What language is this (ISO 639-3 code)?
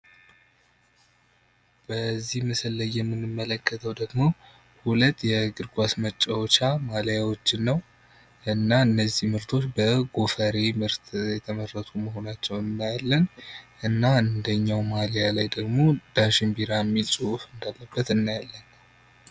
amh